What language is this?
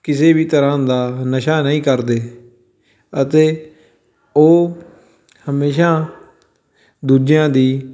Punjabi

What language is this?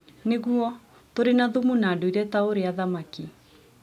Kikuyu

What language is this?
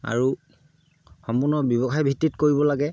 Assamese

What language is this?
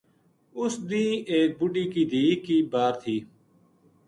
Gujari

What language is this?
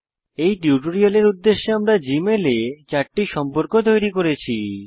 Bangla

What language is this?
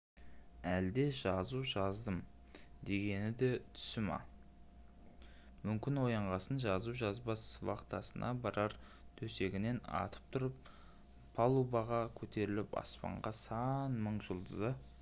Kazakh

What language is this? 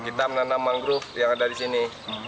Indonesian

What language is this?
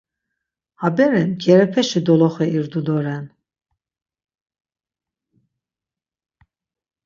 Laz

